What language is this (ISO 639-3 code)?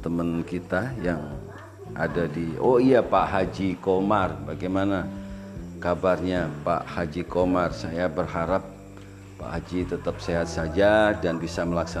ind